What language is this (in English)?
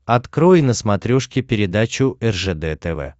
Russian